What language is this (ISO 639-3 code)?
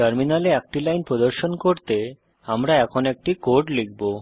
ben